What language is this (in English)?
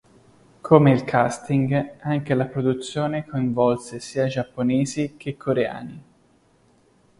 Italian